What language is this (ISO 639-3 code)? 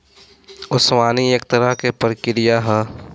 bho